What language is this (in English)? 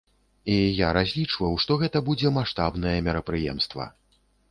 Belarusian